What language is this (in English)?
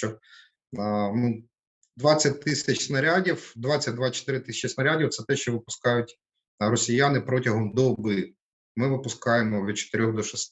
Ukrainian